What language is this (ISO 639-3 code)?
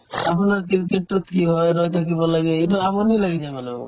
asm